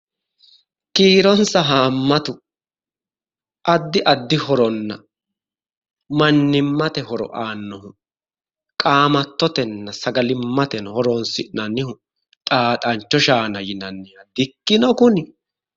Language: Sidamo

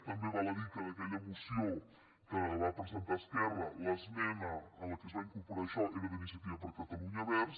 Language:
Catalan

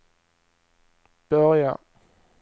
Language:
Swedish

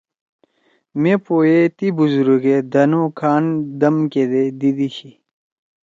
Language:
Torwali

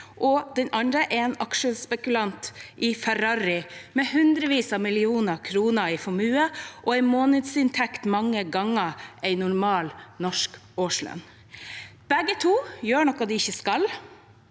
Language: Norwegian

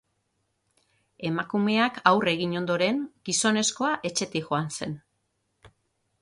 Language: Basque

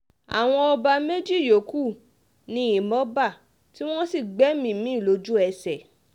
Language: Yoruba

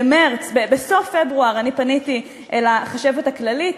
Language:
Hebrew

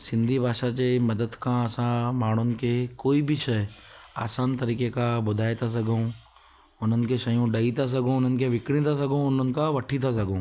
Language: Sindhi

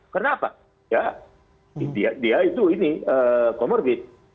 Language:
Indonesian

